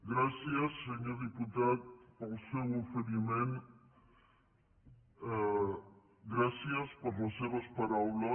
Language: Catalan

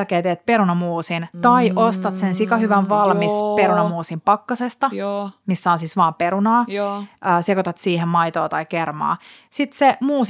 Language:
Finnish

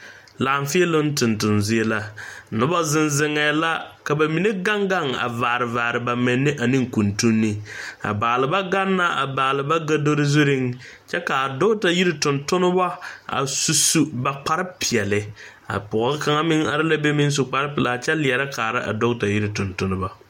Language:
Southern Dagaare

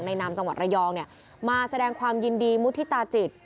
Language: Thai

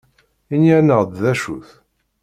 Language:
Kabyle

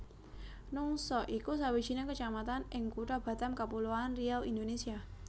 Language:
Javanese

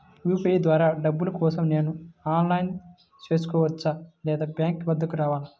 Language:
Telugu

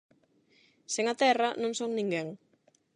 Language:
Galician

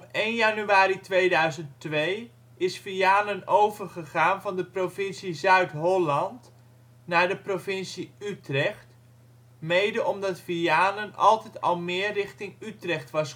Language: Dutch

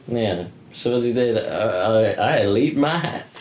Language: Welsh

